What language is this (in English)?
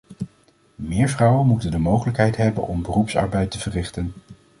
Dutch